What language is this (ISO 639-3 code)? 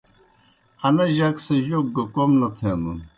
plk